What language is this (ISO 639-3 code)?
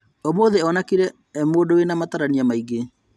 kik